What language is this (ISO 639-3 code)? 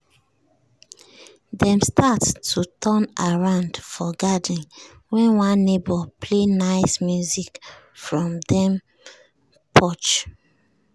pcm